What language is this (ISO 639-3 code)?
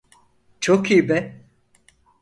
tur